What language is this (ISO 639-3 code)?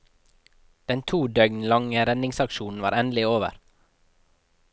nor